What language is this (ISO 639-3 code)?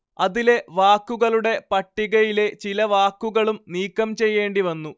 mal